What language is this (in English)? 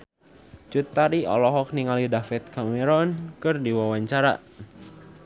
Sundanese